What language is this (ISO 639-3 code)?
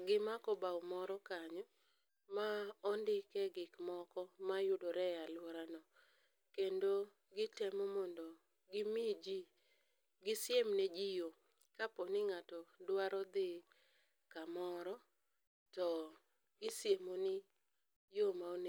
luo